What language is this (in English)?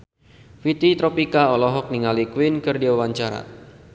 Sundanese